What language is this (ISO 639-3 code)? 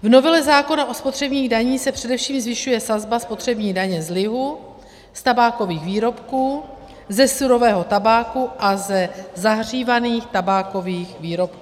ces